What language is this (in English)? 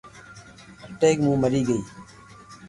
Loarki